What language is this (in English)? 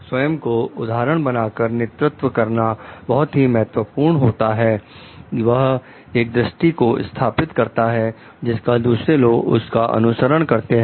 Hindi